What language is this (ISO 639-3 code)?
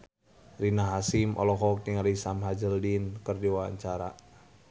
sun